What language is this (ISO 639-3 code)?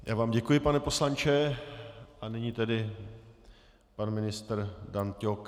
ces